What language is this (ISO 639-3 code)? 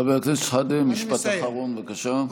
heb